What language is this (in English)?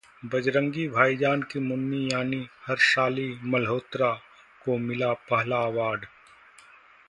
Hindi